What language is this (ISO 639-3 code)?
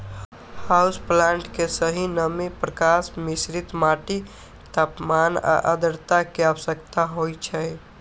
mai